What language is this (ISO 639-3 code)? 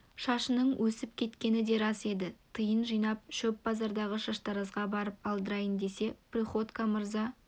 kaz